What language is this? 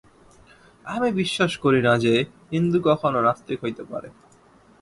Bangla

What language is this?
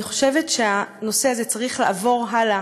Hebrew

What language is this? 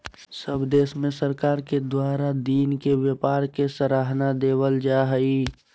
Magahi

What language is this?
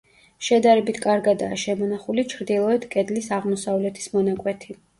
Georgian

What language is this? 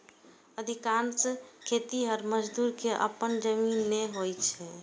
Maithili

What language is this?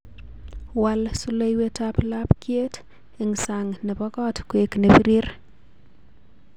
Kalenjin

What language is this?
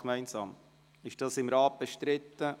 Swiss German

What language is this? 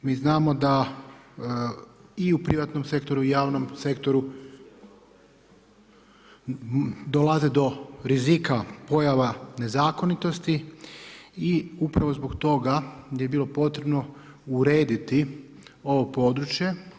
Croatian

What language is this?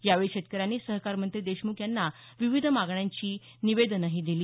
Marathi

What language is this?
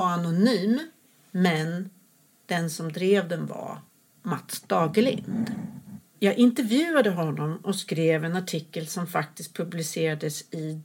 Swedish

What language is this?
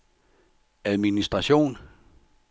Danish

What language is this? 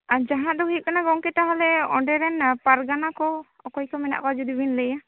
Santali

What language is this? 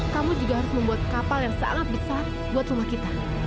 Indonesian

